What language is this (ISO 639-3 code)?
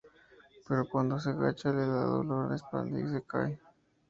spa